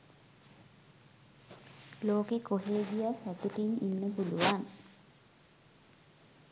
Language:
Sinhala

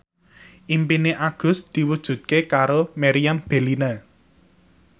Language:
Javanese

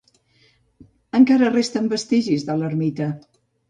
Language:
Catalan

